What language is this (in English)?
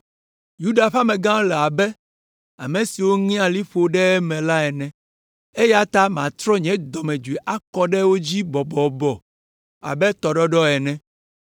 Ewe